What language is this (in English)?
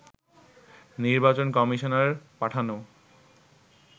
Bangla